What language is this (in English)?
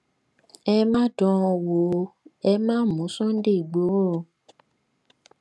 Yoruba